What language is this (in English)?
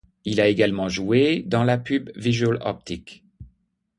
French